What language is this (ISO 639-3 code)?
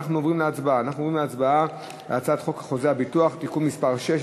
heb